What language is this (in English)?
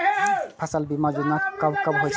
Maithili